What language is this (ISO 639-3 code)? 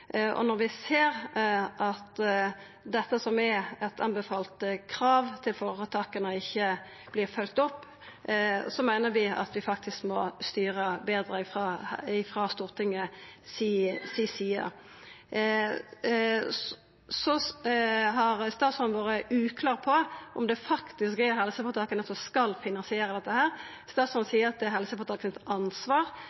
nno